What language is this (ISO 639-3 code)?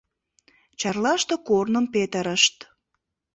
chm